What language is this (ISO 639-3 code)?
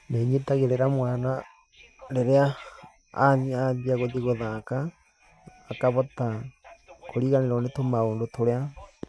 kik